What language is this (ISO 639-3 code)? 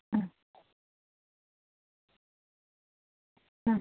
mal